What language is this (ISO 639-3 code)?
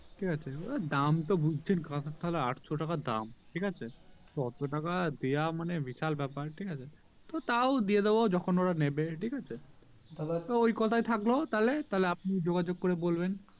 ben